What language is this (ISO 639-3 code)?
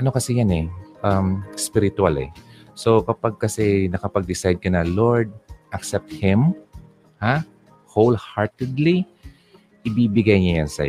fil